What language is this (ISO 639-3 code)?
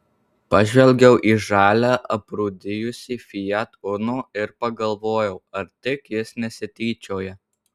lit